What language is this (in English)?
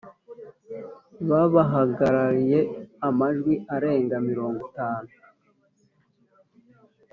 Kinyarwanda